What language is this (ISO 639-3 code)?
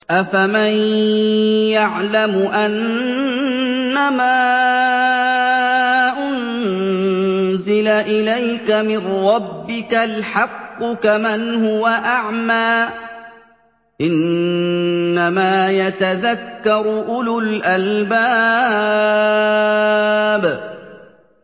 ara